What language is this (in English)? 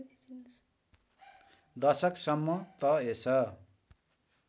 Nepali